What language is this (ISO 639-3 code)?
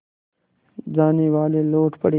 hin